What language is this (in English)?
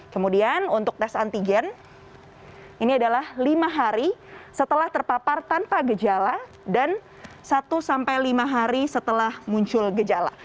Indonesian